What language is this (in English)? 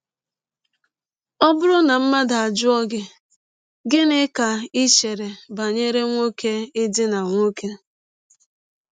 Igbo